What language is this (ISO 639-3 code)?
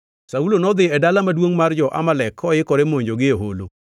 luo